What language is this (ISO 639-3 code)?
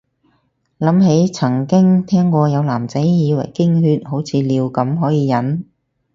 yue